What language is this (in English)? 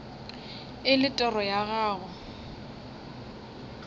Northern Sotho